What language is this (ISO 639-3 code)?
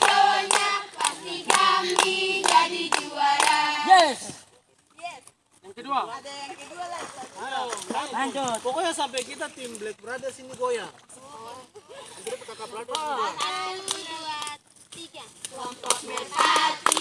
ind